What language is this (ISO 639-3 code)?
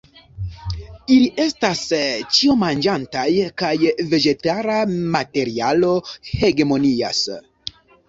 epo